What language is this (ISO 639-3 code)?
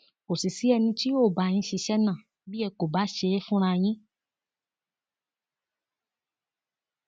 yor